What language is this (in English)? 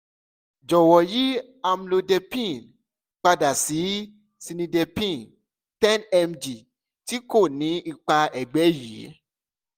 Yoruba